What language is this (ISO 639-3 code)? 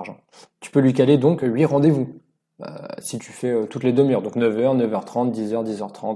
fra